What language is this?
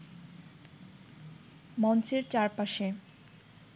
Bangla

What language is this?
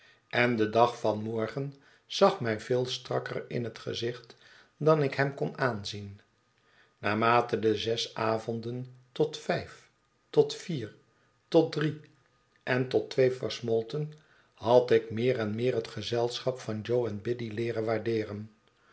Dutch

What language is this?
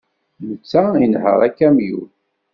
Kabyle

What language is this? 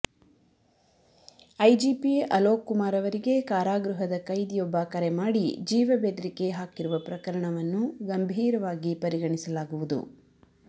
Kannada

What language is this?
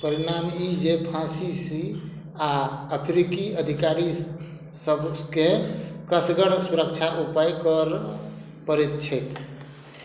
Maithili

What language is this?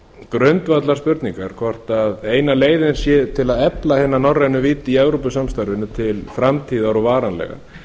Icelandic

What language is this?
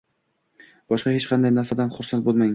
Uzbek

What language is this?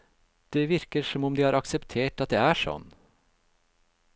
Norwegian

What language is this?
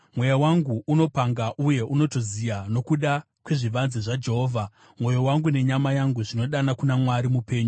Shona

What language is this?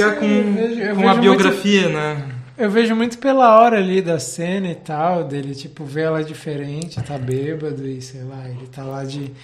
Portuguese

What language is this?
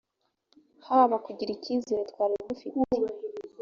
Kinyarwanda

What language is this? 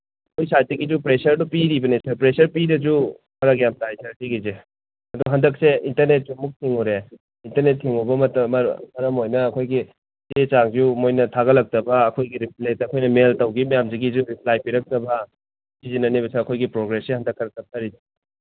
Manipuri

